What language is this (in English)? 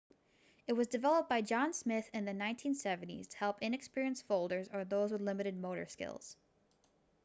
English